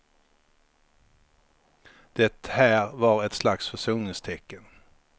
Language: Swedish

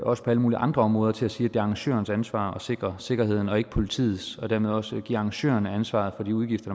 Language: Danish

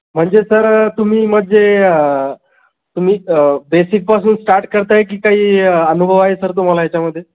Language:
Marathi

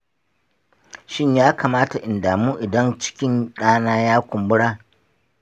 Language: Hausa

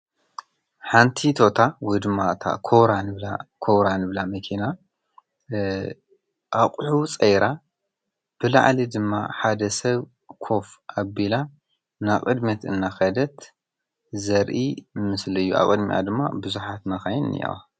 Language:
Tigrinya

